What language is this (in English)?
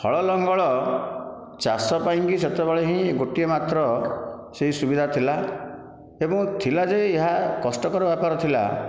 Odia